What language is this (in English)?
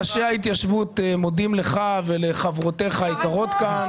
Hebrew